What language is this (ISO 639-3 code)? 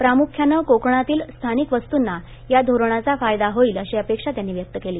mar